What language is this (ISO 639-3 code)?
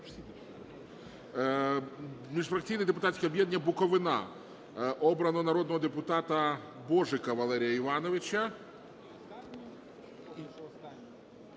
ukr